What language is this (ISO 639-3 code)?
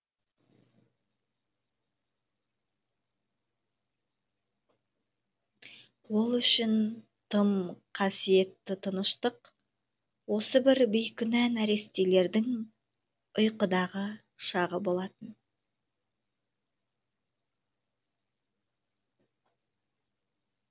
kaz